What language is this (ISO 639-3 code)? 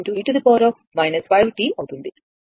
tel